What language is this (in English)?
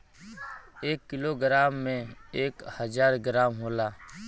Bhojpuri